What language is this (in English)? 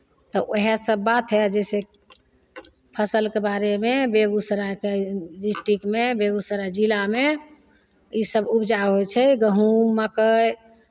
Maithili